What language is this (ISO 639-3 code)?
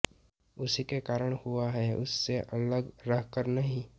hin